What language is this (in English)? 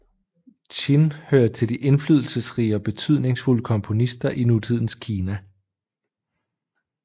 Danish